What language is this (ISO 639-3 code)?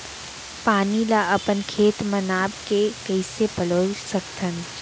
hne